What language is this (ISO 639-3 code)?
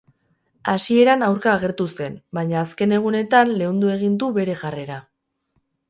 eus